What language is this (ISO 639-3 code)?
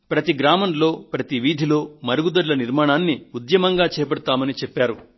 tel